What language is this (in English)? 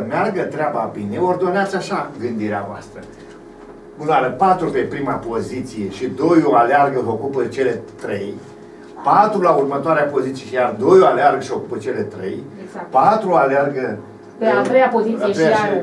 Romanian